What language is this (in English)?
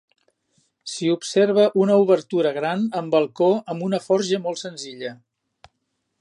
Catalan